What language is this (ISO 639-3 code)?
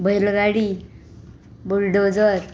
kok